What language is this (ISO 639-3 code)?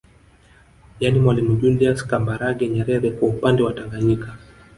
swa